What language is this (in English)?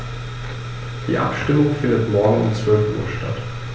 German